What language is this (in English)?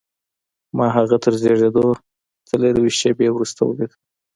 Pashto